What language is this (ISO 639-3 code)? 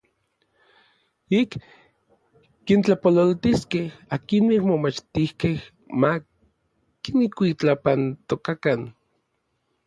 nlv